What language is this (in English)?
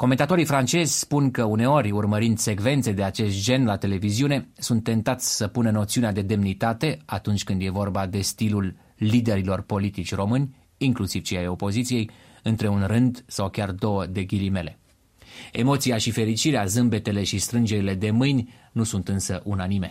Romanian